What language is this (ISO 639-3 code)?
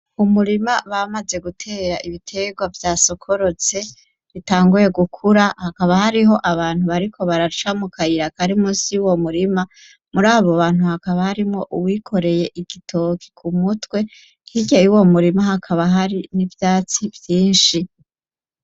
run